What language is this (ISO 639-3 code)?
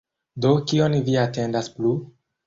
epo